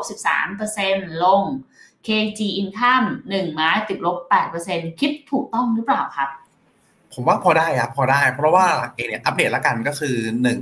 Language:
Thai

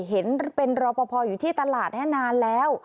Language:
Thai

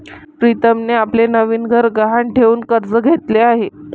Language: Marathi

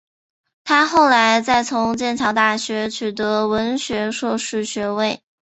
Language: Chinese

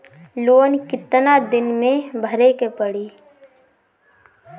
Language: Bhojpuri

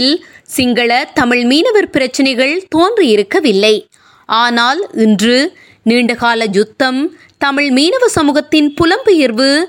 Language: Tamil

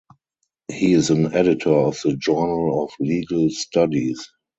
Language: English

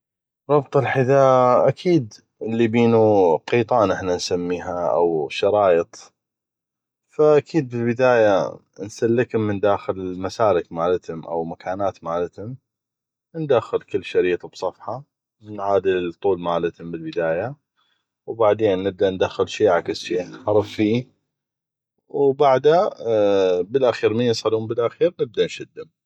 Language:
North Mesopotamian Arabic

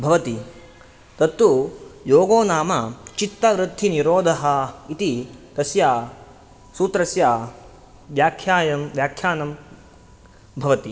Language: Sanskrit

